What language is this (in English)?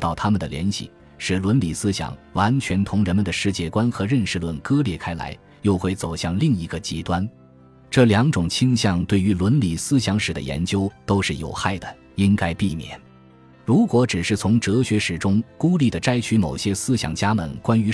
Chinese